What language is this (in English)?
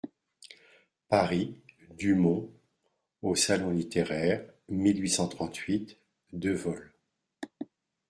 French